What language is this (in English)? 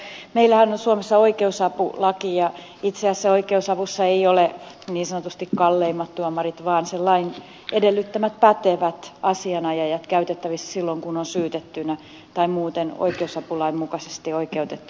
Finnish